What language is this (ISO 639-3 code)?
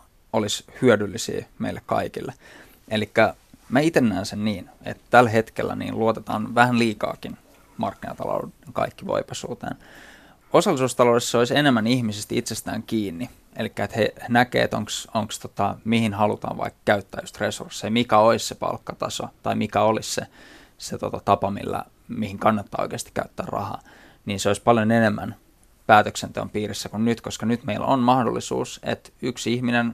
fin